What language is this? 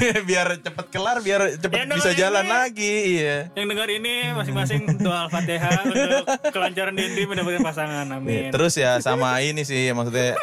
Indonesian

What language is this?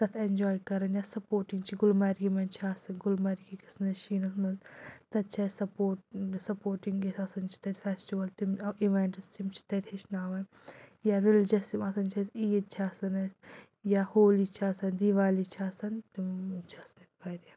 Kashmiri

